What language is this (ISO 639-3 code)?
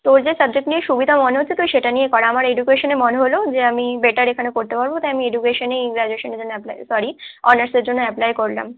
ben